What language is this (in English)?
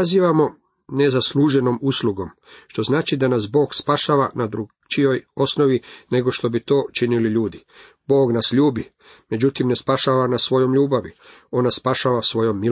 Croatian